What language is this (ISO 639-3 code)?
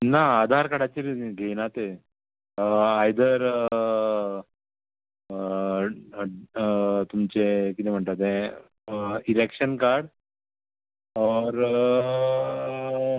kok